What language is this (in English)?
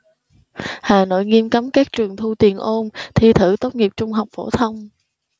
Vietnamese